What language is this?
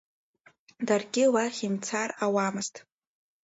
Abkhazian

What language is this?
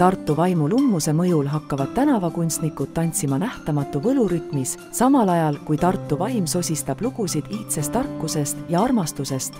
Finnish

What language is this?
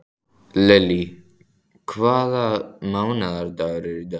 Icelandic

